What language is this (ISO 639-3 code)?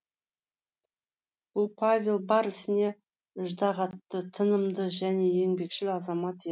kaz